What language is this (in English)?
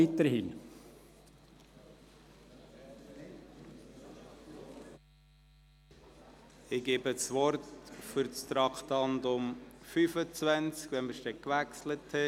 Swiss German